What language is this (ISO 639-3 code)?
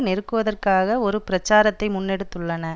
tam